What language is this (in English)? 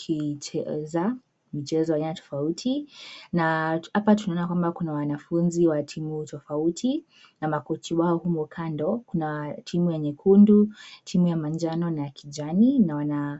Swahili